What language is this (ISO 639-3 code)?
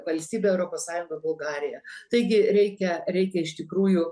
lit